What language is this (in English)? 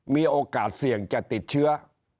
Thai